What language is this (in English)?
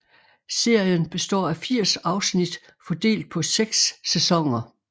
Danish